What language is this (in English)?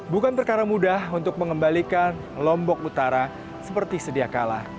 Indonesian